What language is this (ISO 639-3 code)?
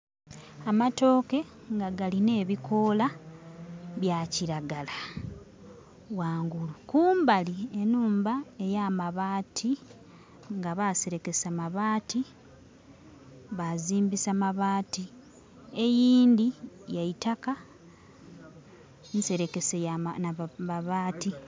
xog